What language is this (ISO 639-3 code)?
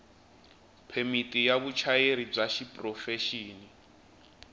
tso